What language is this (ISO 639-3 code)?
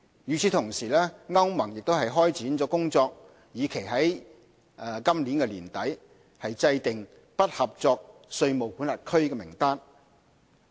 yue